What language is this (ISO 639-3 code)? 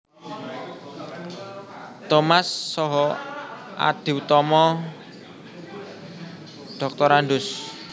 jav